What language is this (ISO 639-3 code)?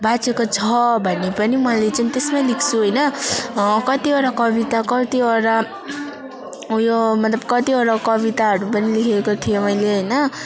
nep